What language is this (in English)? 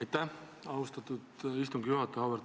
Estonian